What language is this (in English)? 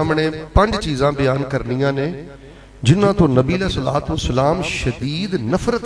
Punjabi